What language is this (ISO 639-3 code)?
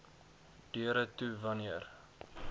afr